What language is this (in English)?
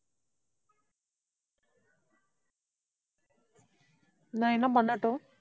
Tamil